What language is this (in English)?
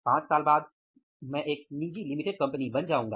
Hindi